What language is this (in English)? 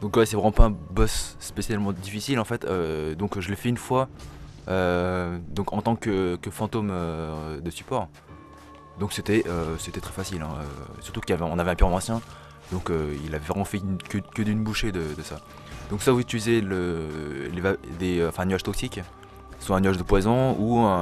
French